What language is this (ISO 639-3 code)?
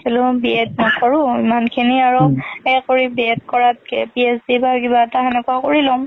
asm